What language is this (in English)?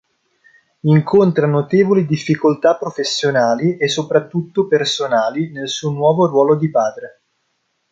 Italian